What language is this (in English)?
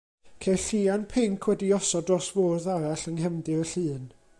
Welsh